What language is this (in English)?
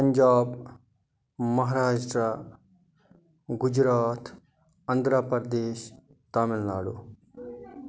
Kashmiri